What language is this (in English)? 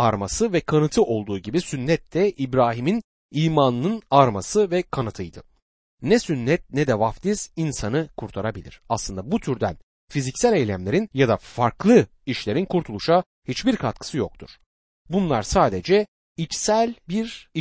Turkish